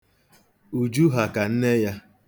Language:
Igbo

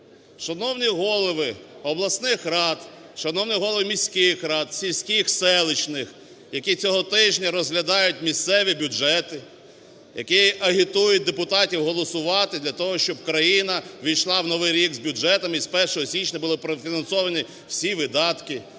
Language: Ukrainian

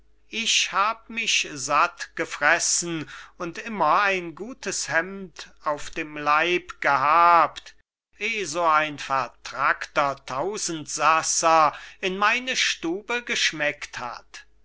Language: German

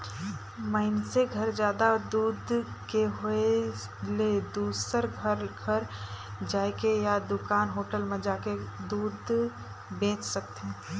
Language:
Chhattisgarhi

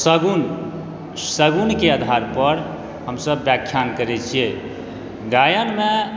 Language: Maithili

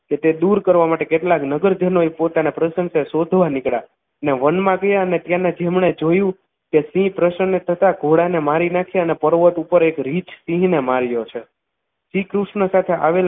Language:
Gujarati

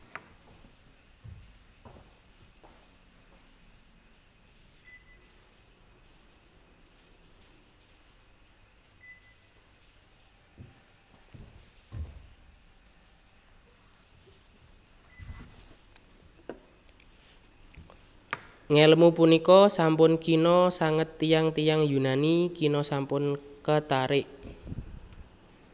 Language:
Javanese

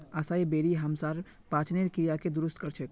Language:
Magahi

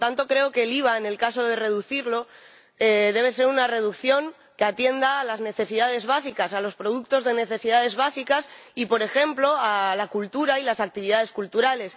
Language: Spanish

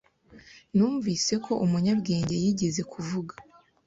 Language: Kinyarwanda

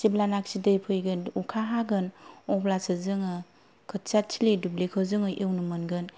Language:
Bodo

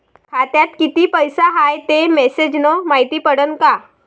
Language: Marathi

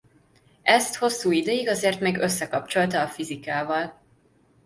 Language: Hungarian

